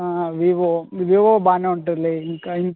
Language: Telugu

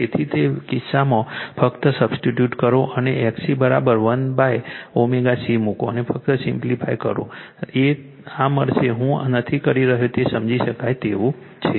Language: Gujarati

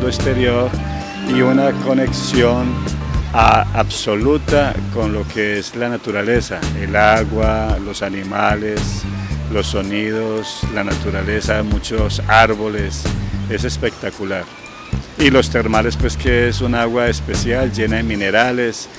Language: Spanish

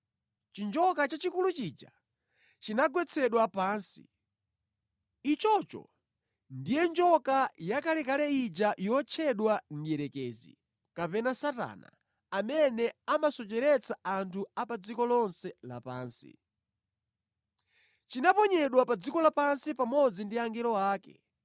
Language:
Nyanja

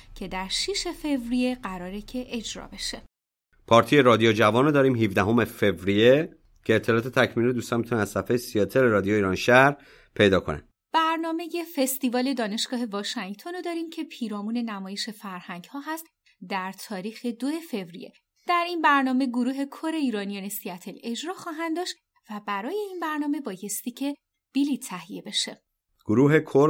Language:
Persian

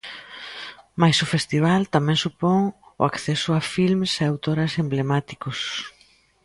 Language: Galician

